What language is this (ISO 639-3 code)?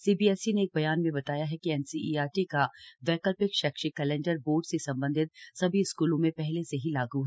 hin